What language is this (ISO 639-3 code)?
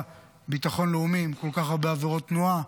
heb